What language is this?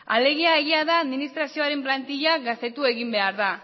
Basque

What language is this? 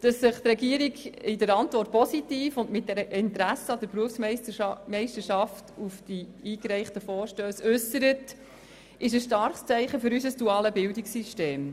Swiss German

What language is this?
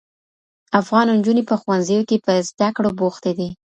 Pashto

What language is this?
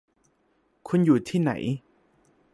Thai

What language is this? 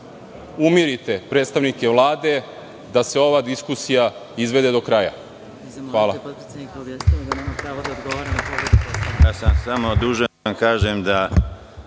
Serbian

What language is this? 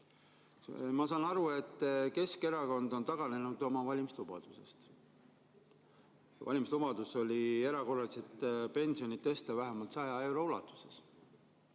Estonian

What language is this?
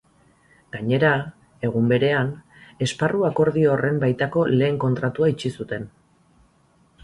Basque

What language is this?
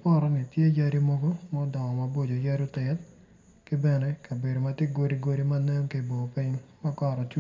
Acoli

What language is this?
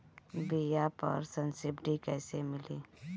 Bhojpuri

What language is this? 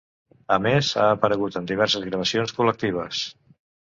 Catalan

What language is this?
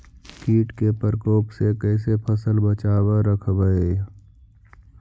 Magahi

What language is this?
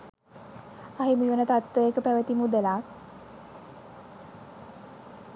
Sinhala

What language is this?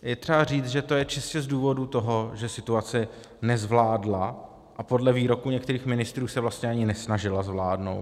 Czech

